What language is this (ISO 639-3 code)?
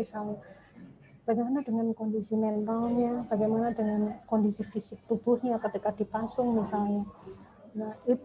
ind